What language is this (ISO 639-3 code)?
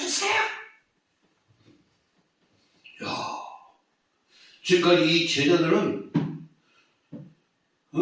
kor